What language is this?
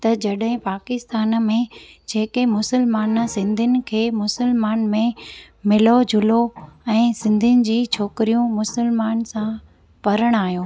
Sindhi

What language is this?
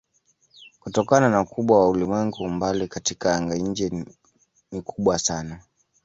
Swahili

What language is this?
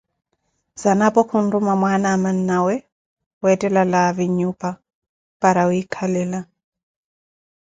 Koti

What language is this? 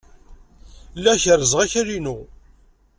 Kabyle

